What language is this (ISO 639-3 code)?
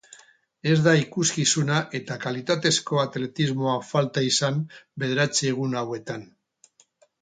eus